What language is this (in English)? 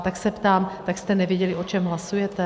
Czech